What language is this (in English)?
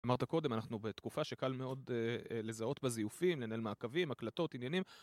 Hebrew